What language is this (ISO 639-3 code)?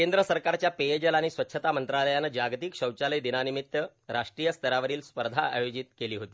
mar